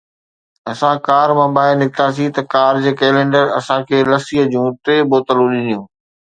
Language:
Sindhi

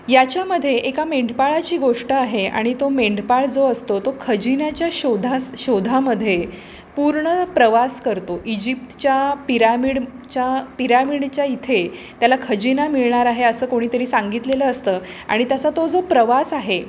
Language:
Marathi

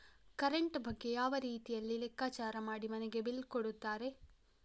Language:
Kannada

